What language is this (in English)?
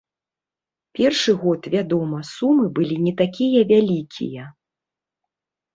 Belarusian